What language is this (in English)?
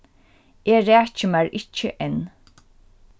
Faroese